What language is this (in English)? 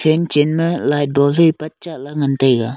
Wancho Naga